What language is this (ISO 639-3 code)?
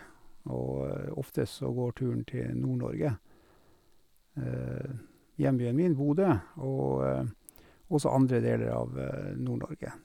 nor